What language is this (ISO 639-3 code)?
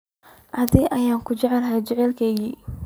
som